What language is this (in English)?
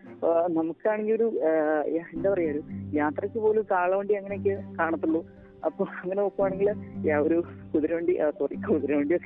Malayalam